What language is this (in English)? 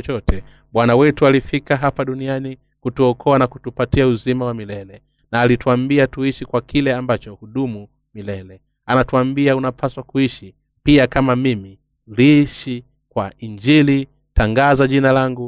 Swahili